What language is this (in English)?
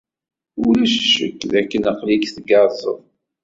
Kabyle